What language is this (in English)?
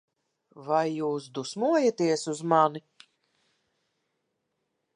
Latvian